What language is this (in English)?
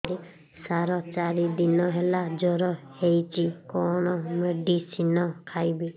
Odia